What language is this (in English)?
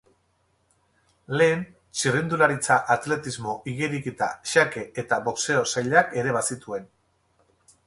Basque